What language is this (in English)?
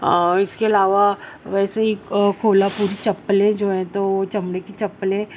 Urdu